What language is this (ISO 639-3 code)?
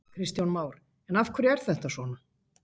isl